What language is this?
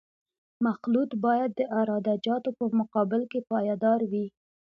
Pashto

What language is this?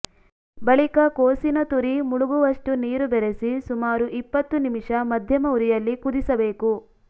Kannada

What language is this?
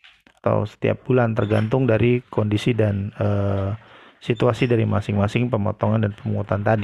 Indonesian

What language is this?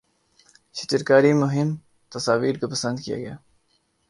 Urdu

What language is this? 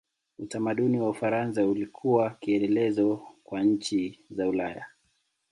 Swahili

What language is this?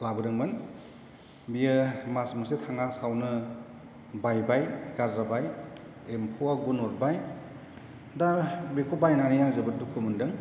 Bodo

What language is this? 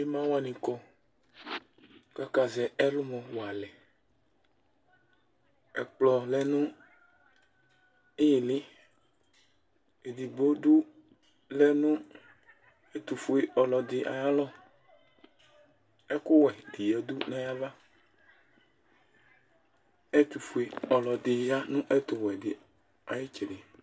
Ikposo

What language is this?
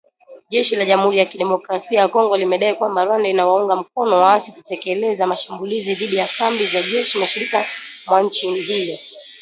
Swahili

